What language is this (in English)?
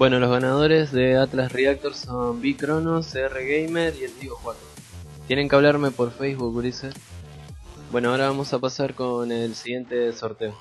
Spanish